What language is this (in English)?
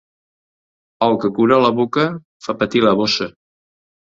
Catalan